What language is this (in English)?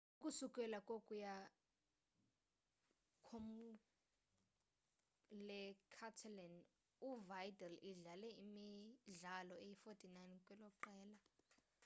Xhosa